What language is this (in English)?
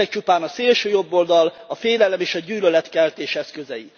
Hungarian